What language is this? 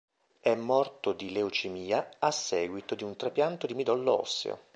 Italian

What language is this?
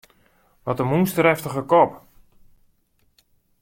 Western Frisian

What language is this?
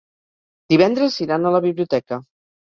Catalan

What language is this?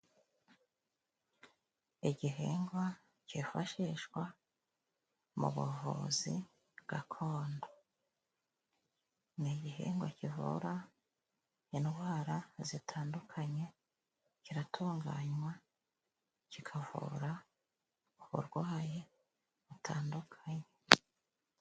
Kinyarwanda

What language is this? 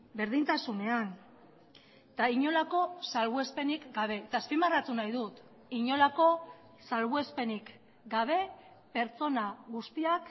Basque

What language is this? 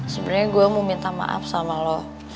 Indonesian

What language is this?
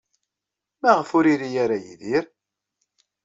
Kabyle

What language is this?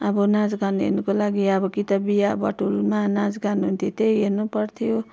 Nepali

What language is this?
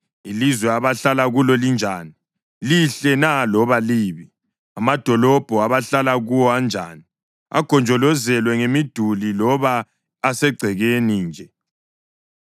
North Ndebele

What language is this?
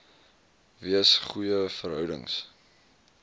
Afrikaans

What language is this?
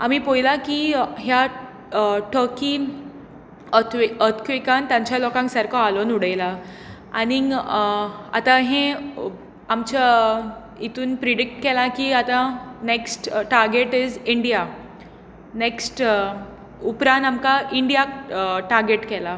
Konkani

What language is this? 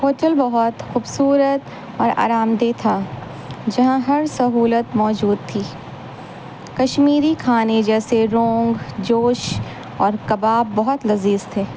Urdu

